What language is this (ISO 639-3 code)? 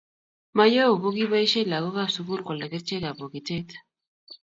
kln